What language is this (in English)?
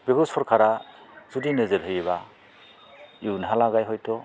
Bodo